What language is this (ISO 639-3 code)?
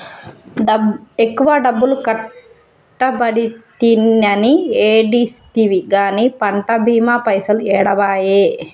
tel